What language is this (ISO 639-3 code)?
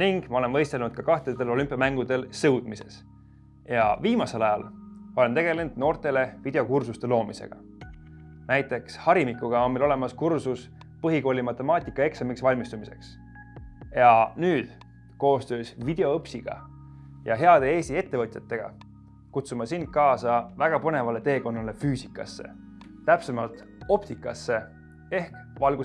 est